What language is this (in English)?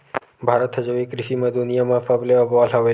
Chhattisgarhi